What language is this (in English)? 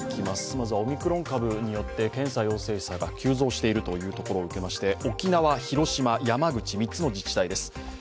Japanese